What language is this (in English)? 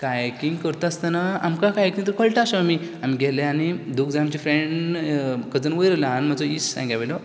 Konkani